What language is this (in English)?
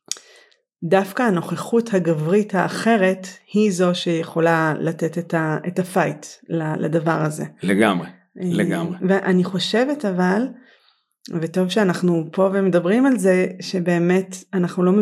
Hebrew